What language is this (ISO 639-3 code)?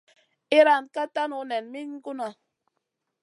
mcn